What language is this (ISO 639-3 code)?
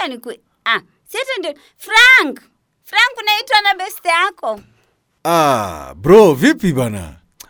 swa